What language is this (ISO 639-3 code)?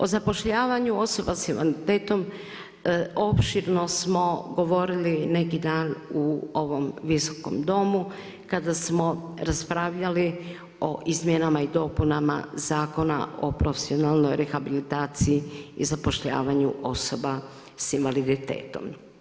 hrv